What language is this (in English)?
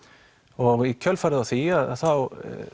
Icelandic